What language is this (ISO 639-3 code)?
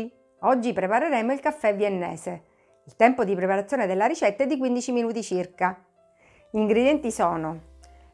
ita